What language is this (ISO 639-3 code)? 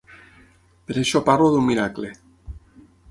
cat